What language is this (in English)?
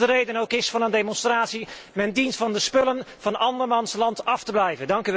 Dutch